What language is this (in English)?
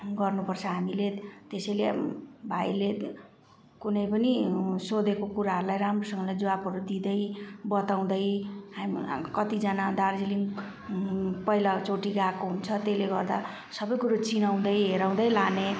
Nepali